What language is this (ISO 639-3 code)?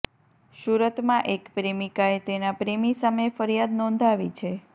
guj